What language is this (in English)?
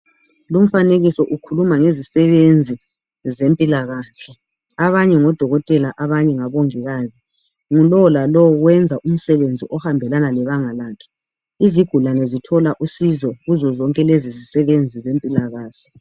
North Ndebele